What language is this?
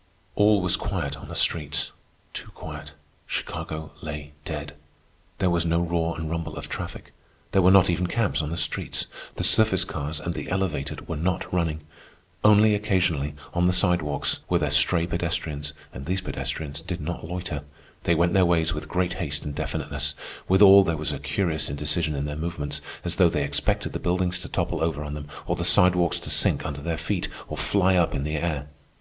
English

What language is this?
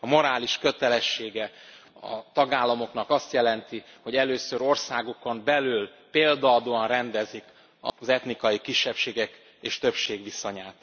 Hungarian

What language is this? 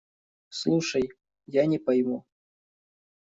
Russian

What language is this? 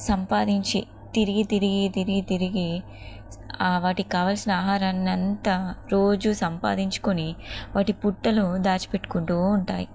Telugu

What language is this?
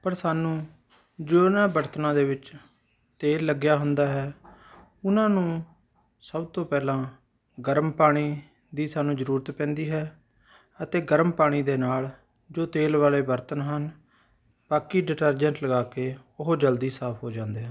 Punjabi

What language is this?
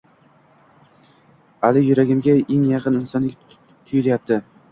Uzbek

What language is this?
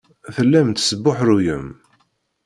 Kabyle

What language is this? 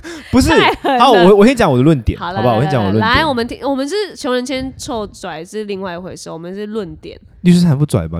Chinese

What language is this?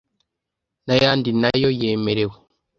Kinyarwanda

